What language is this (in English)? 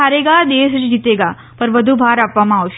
Gujarati